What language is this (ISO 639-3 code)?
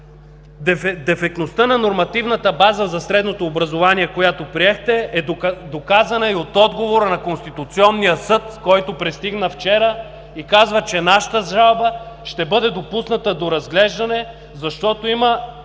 bul